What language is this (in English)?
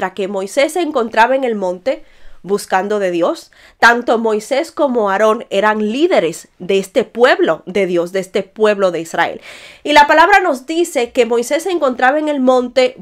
Spanish